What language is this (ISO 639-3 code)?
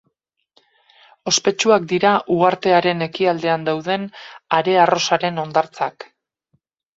eus